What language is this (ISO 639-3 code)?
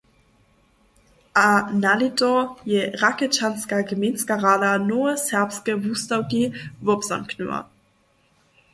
hsb